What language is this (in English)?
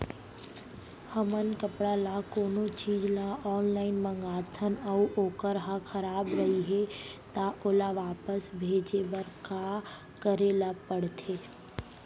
Chhattisgarhi